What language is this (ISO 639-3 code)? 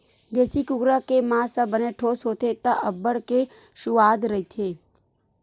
hne